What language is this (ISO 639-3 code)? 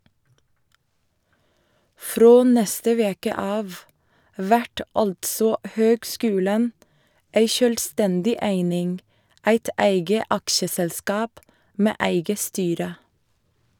nor